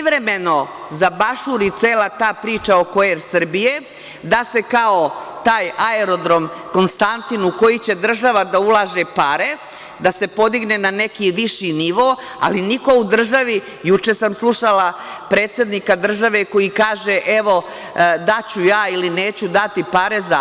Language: Serbian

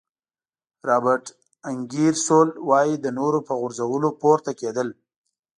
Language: Pashto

